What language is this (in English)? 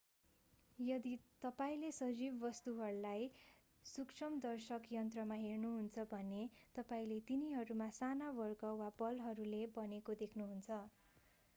Nepali